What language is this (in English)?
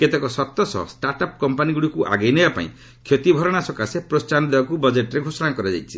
Odia